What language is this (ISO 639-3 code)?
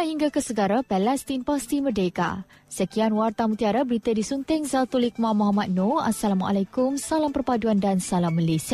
msa